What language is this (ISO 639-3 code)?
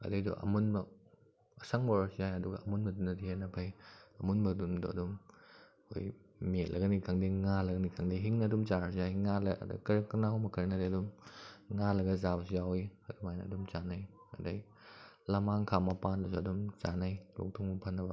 mni